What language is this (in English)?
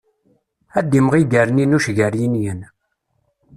Kabyle